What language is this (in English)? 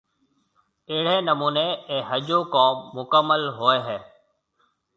Marwari (Pakistan)